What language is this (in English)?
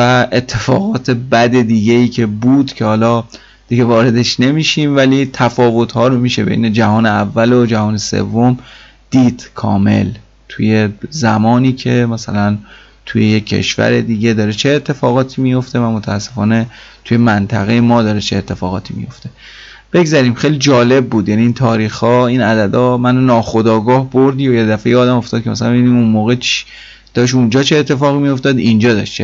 Persian